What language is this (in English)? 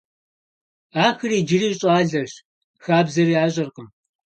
Kabardian